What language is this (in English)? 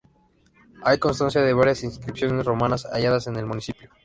Spanish